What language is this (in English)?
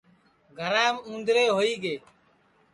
Sansi